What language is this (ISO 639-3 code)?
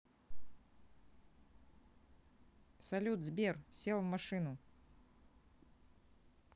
rus